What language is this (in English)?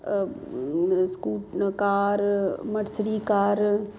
Punjabi